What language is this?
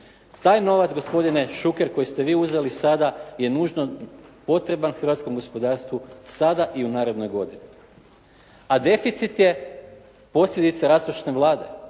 Croatian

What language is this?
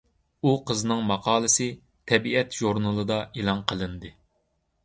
Uyghur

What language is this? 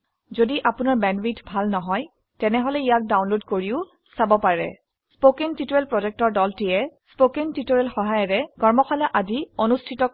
Assamese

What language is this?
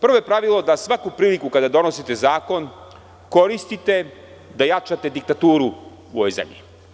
Serbian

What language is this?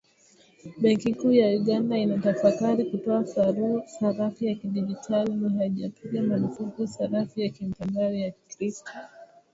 Swahili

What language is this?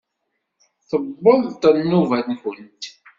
Kabyle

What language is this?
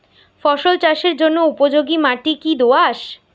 Bangla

